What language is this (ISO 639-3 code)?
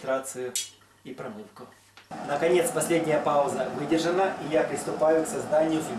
rus